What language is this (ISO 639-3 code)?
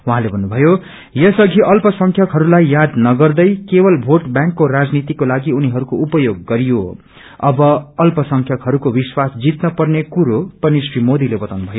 nep